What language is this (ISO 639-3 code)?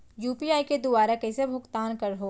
hne